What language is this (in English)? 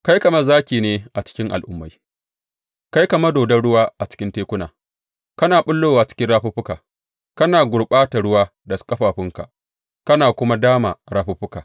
Hausa